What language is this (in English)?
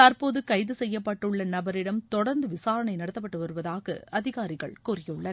Tamil